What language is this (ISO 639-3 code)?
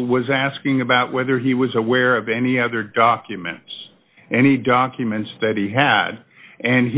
eng